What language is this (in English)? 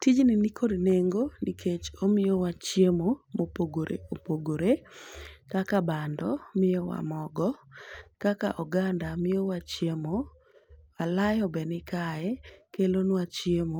Luo (Kenya and Tanzania)